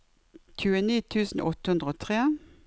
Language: Norwegian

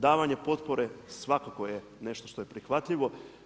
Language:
Croatian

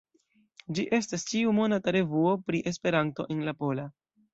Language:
Esperanto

